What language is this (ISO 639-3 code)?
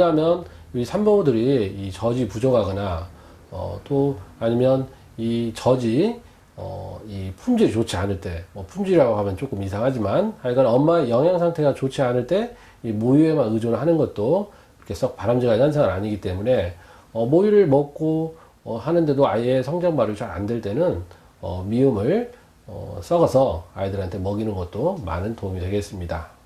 kor